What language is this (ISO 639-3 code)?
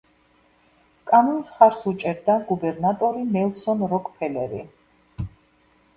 kat